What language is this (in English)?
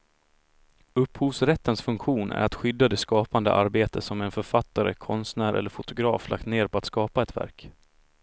Swedish